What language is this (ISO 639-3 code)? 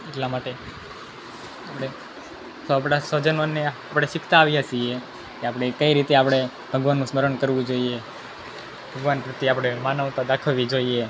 guj